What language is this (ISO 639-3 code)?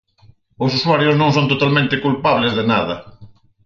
glg